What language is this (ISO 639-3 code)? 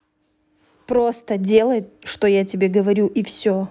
rus